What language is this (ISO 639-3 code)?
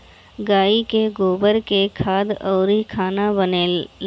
bho